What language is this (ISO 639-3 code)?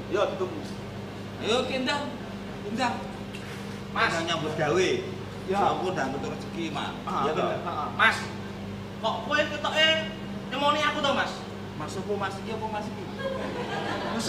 ind